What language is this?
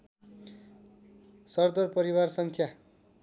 Nepali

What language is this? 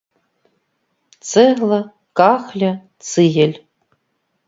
Belarusian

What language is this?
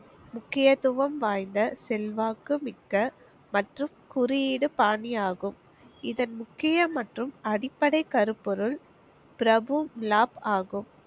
Tamil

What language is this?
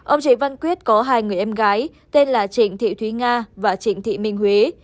Vietnamese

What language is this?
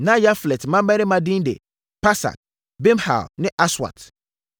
Akan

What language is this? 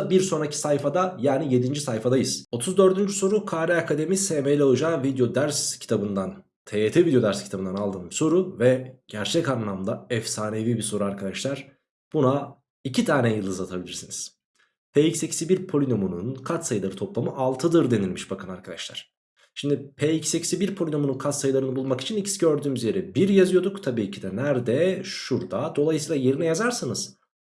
Turkish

